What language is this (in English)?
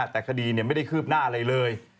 Thai